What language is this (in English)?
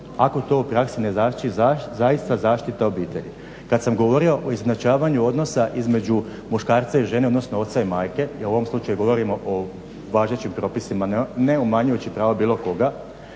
Croatian